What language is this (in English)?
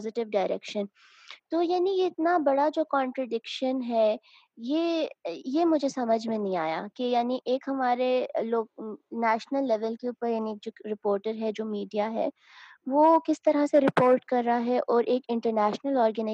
Urdu